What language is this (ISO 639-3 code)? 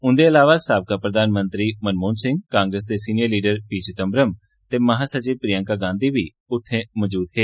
doi